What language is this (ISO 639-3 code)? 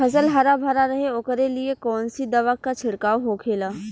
bho